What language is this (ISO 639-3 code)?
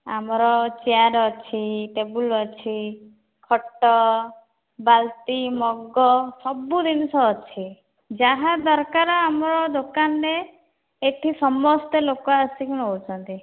ori